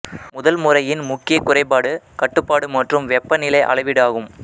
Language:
Tamil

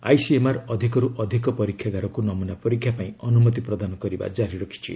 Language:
Odia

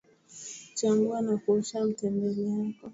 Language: Swahili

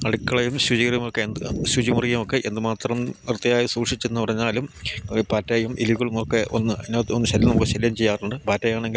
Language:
Malayalam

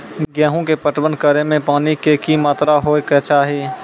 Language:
Maithili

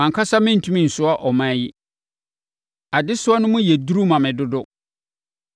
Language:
Akan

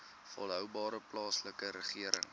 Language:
Afrikaans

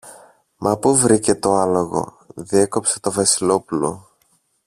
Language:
Greek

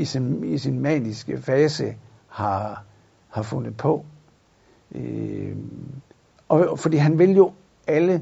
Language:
Danish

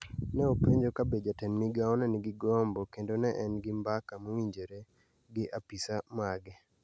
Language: Luo (Kenya and Tanzania)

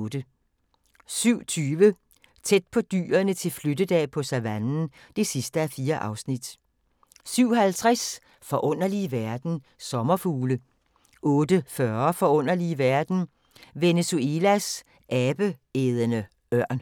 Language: Danish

